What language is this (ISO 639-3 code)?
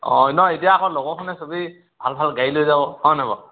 asm